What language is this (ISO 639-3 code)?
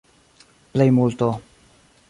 epo